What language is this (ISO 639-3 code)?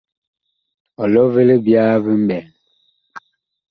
bkh